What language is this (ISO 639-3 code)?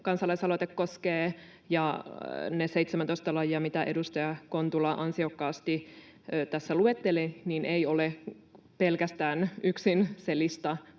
fin